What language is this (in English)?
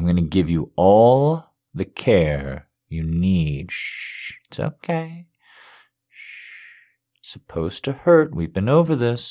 English